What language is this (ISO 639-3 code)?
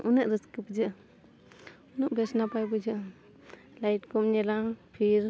sat